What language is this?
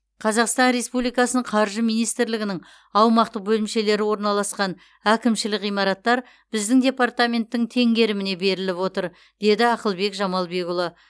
Kazakh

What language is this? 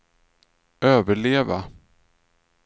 Swedish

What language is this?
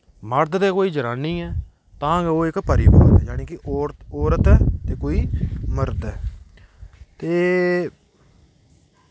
Dogri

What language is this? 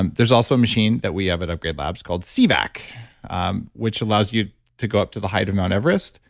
English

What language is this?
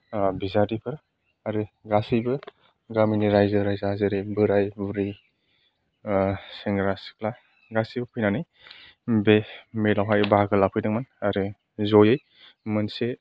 Bodo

